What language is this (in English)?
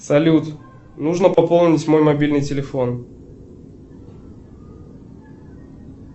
Russian